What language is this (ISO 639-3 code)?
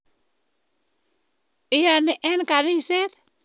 kln